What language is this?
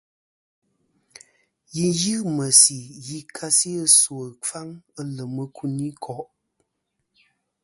Kom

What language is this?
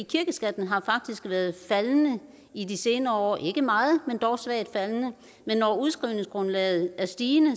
Danish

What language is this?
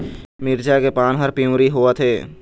Chhattisgarhi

